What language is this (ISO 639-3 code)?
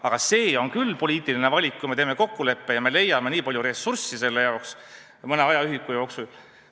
est